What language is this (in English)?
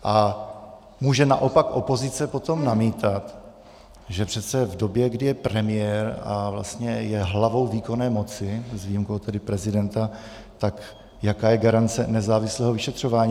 Czech